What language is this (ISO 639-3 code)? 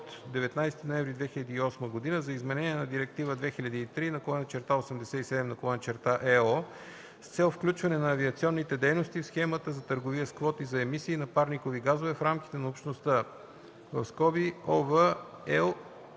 bul